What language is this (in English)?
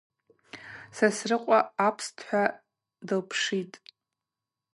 Abaza